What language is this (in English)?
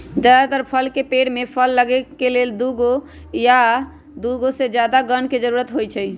Magahi